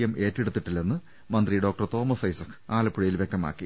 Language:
Malayalam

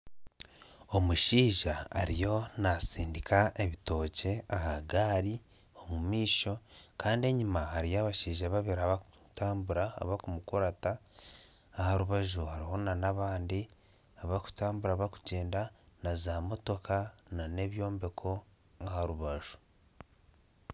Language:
Nyankole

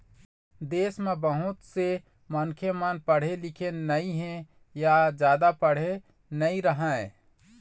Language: Chhattisgarhi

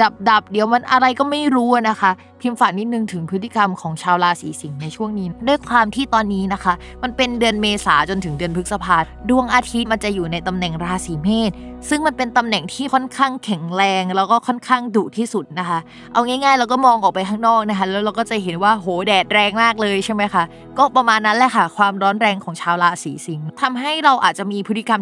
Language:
Thai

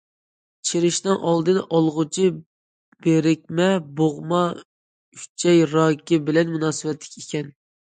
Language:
Uyghur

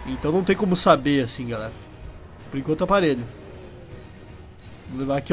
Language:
Portuguese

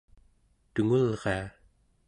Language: Central Yupik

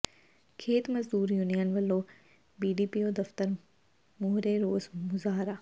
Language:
Punjabi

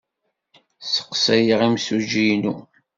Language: Kabyle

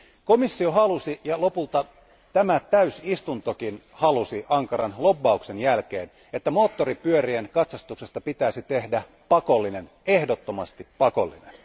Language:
Finnish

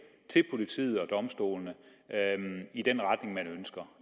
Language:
Danish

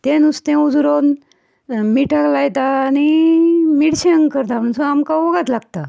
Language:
Konkani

